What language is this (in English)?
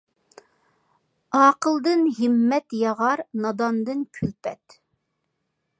Uyghur